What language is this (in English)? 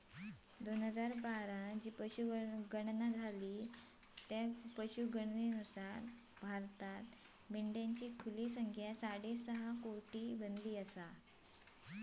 Marathi